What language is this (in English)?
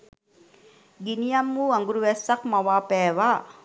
Sinhala